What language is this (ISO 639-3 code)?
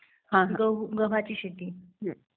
mar